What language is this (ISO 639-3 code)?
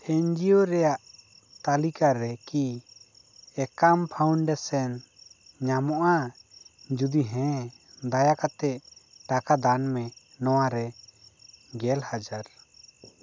sat